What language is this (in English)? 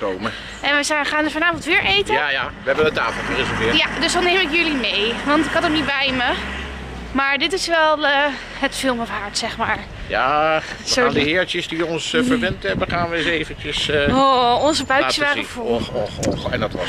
Dutch